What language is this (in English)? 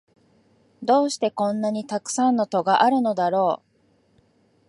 Japanese